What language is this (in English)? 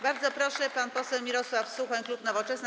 Polish